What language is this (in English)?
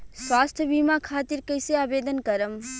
Bhojpuri